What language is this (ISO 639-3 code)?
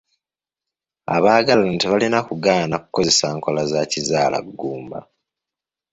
lug